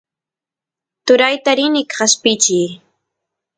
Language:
Santiago del Estero Quichua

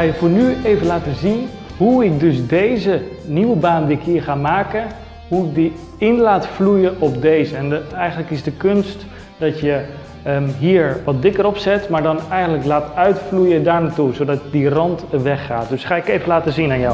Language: Dutch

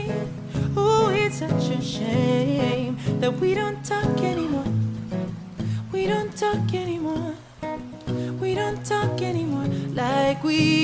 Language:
English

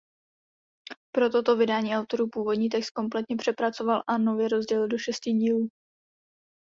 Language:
Czech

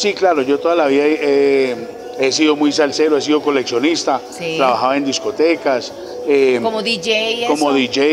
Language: Spanish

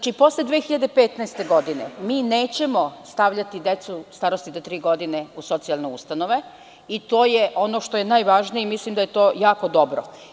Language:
Serbian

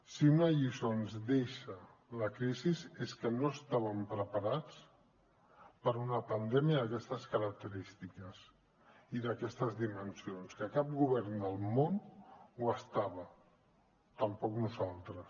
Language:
Catalan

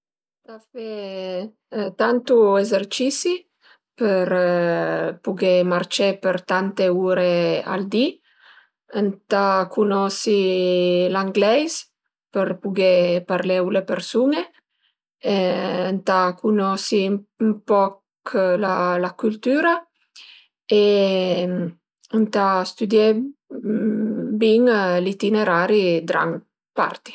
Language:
Piedmontese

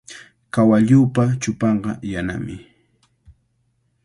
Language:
Cajatambo North Lima Quechua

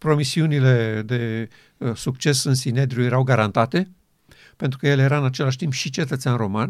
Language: Romanian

